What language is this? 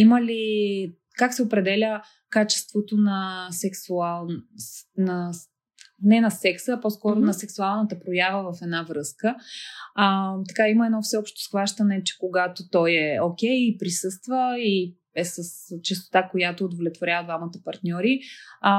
Bulgarian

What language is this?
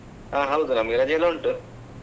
Kannada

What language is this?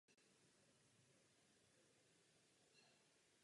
Czech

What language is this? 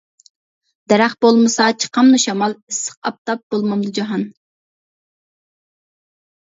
Uyghur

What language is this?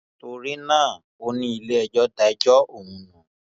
Yoruba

